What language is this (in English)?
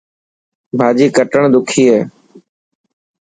Dhatki